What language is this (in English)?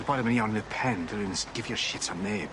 Welsh